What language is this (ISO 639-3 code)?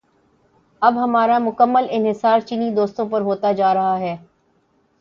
urd